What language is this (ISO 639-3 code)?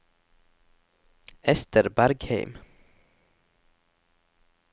nor